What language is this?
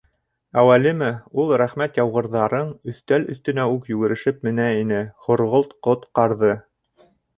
Bashkir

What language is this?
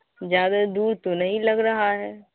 Urdu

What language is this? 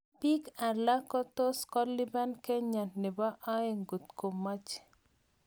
Kalenjin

